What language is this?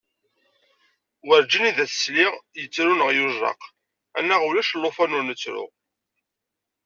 Kabyle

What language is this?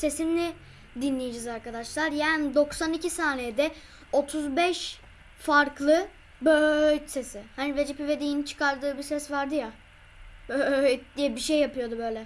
Turkish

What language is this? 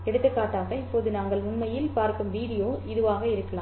Tamil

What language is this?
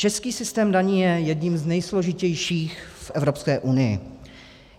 Czech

